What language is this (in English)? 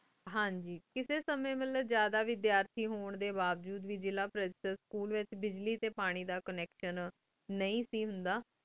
Punjabi